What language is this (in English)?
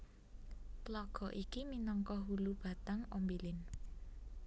Javanese